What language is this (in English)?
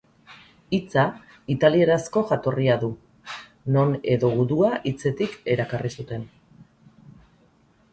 Basque